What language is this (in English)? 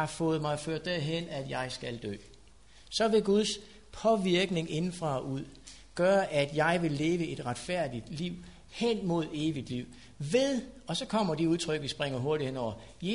Danish